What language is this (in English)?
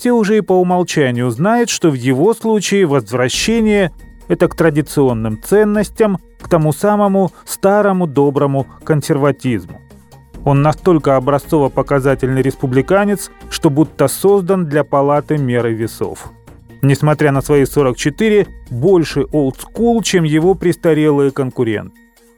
Russian